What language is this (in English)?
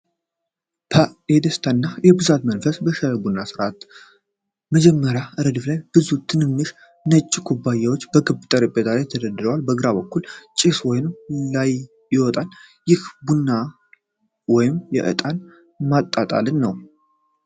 Amharic